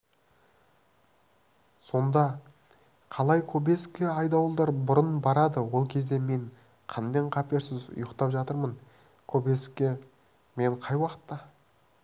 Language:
Kazakh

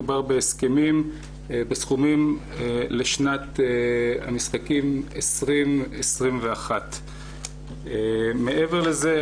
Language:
Hebrew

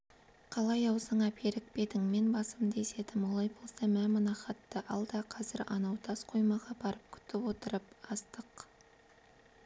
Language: Kazakh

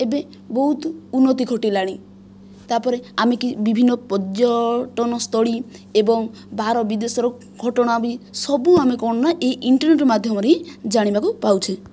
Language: Odia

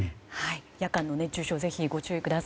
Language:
Japanese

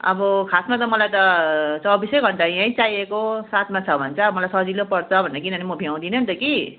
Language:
Nepali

